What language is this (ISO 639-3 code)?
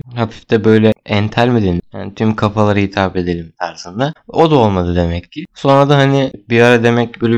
tur